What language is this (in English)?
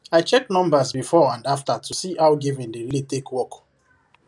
Nigerian Pidgin